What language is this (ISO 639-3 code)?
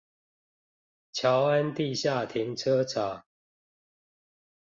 zho